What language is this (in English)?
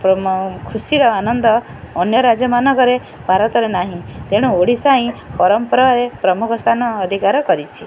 Odia